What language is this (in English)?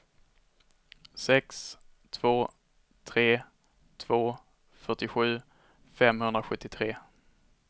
Swedish